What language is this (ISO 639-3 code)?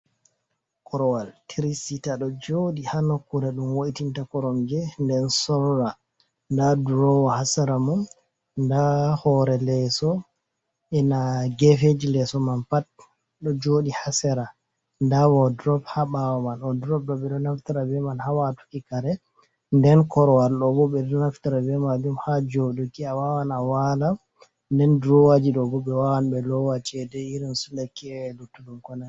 ful